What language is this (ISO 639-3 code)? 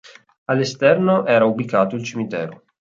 ita